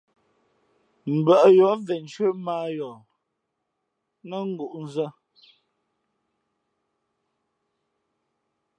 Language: Fe'fe'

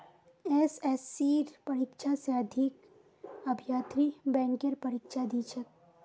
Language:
Magahi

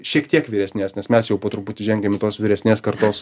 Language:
Lithuanian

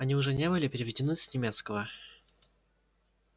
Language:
Russian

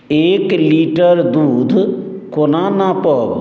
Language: Maithili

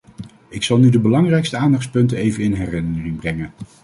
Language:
Dutch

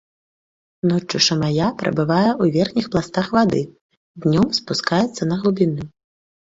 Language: Belarusian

